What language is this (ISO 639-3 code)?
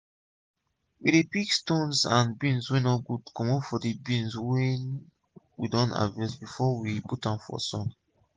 pcm